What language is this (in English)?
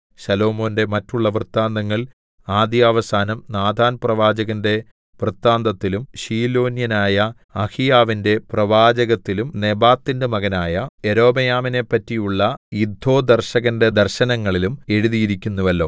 Malayalam